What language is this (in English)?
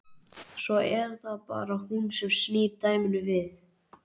Icelandic